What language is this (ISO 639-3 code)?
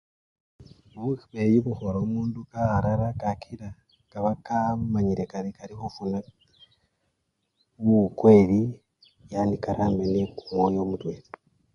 luy